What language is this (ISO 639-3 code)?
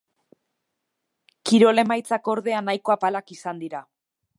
eus